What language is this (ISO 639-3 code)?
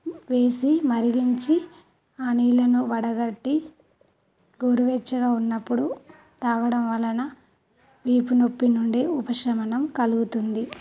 tel